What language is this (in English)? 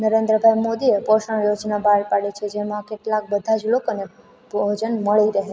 Gujarati